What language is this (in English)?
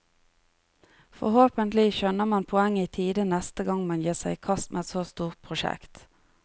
Norwegian